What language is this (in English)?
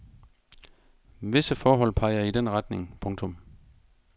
Danish